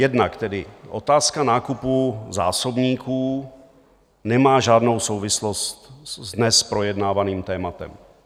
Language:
Czech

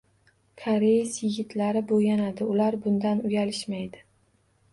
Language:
Uzbek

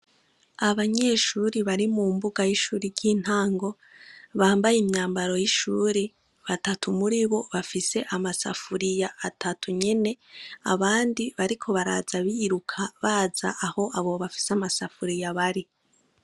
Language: Rundi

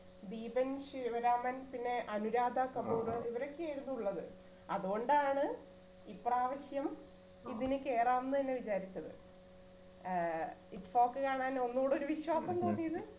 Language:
Malayalam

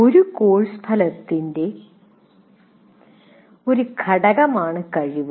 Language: Malayalam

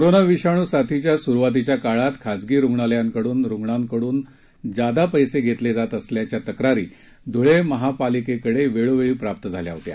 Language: Marathi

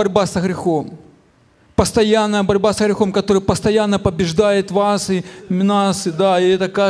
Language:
Ukrainian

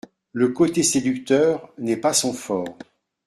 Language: French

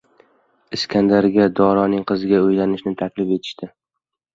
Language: Uzbek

